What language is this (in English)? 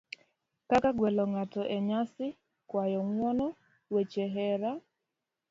Luo (Kenya and Tanzania)